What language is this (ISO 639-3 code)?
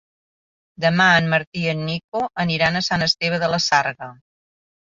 cat